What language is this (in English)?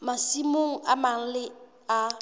Southern Sotho